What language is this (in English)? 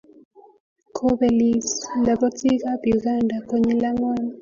Kalenjin